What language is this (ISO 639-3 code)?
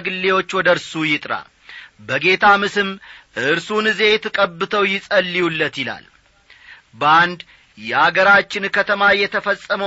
amh